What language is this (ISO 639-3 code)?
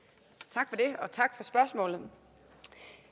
dan